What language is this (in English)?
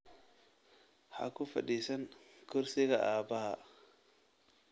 Somali